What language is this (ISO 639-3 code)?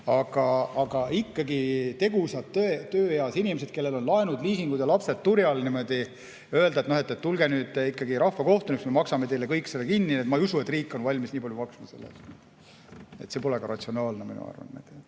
est